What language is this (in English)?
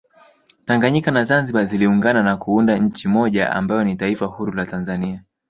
Swahili